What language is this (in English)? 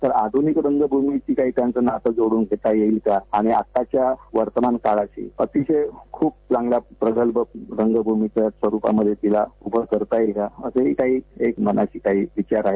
Marathi